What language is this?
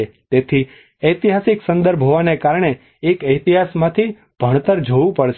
Gujarati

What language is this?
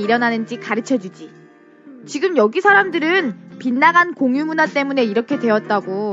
Korean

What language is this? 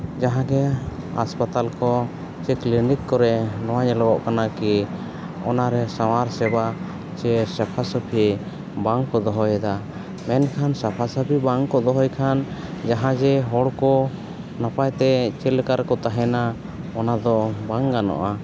Santali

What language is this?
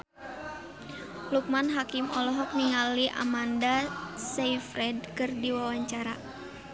Sundanese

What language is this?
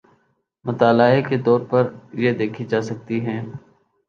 Urdu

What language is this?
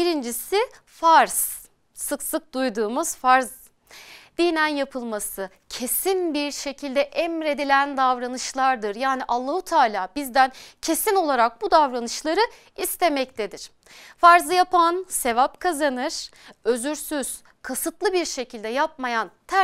Turkish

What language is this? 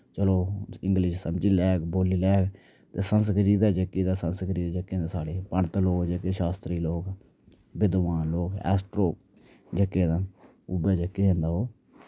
Dogri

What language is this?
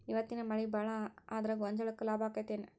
Kannada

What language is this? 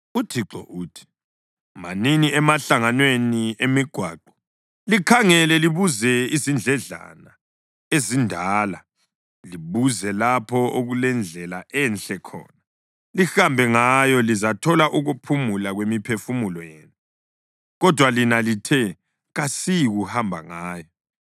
North Ndebele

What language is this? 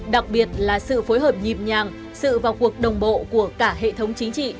Vietnamese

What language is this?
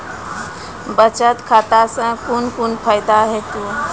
Maithili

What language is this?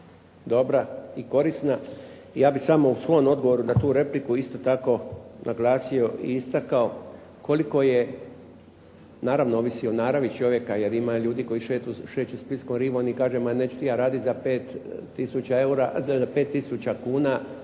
Croatian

